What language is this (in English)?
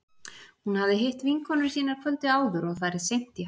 Icelandic